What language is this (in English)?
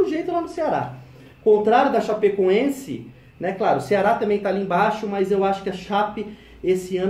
Portuguese